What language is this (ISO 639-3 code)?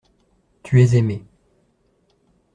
fra